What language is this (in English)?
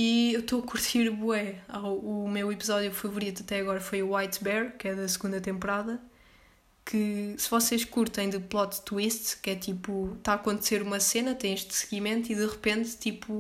Portuguese